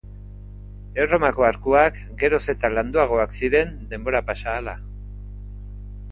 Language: Basque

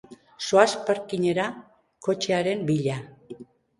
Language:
Basque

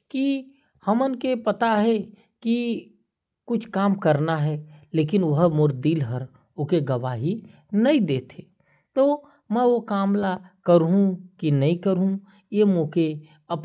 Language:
Korwa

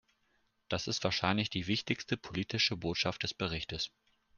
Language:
German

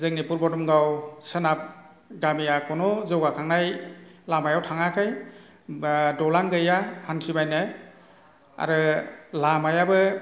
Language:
Bodo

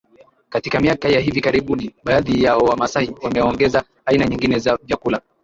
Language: Swahili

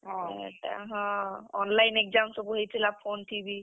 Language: Odia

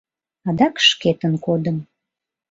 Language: Mari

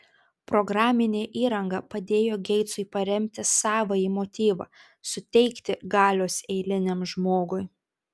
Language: Lithuanian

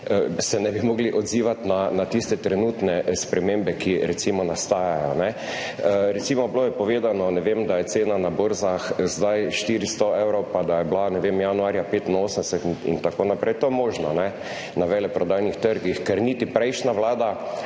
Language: Slovenian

